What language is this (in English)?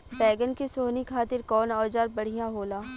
Bhojpuri